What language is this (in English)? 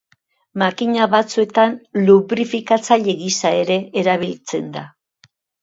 Basque